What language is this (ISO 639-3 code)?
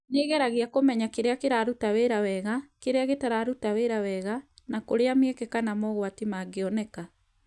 kik